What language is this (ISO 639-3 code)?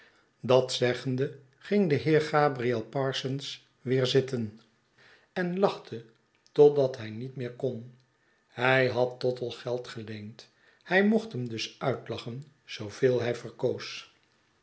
nld